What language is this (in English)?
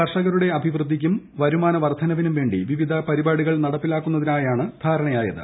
Malayalam